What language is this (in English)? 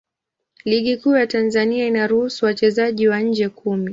Swahili